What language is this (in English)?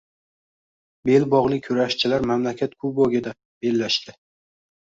Uzbek